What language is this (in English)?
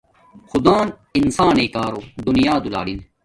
Domaaki